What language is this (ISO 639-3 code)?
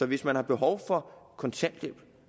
dan